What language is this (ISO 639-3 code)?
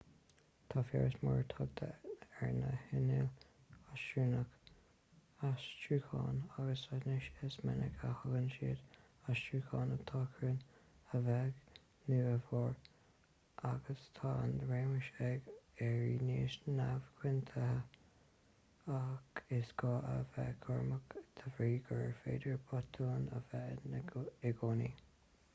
gle